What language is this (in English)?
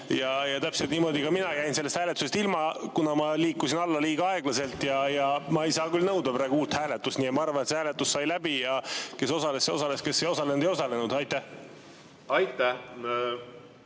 Estonian